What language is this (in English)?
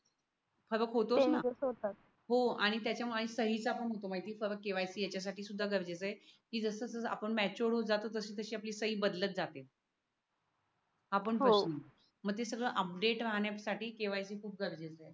Marathi